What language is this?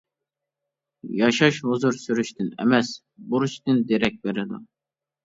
Uyghur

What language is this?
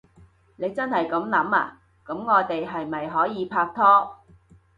Cantonese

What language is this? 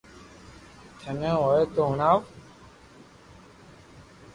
Loarki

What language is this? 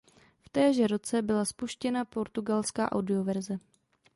Czech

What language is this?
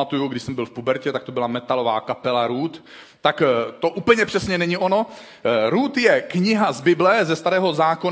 Czech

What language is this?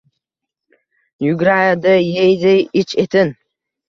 Uzbek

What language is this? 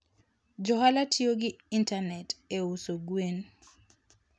Luo (Kenya and Tanzania)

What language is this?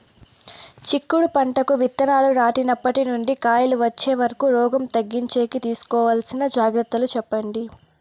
Telugu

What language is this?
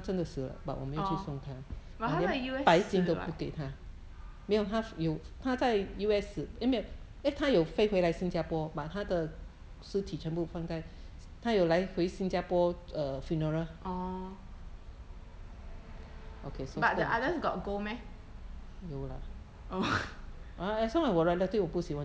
English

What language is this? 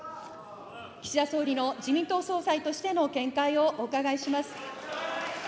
Japanese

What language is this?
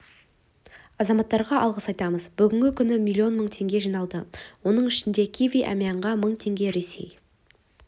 Kazakh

